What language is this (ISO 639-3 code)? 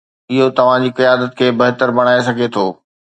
snd